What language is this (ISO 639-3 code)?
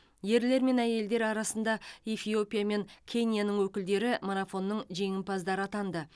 kaz